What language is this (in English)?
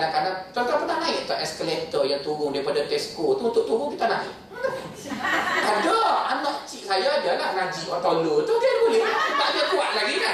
Malay